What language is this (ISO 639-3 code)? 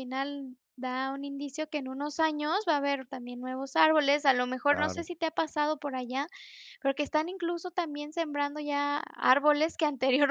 spa